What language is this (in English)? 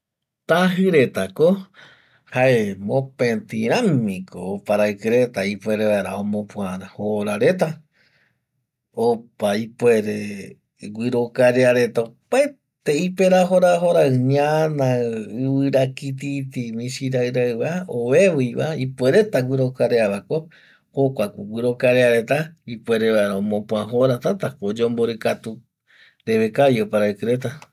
Eastern Bolivian Guaraní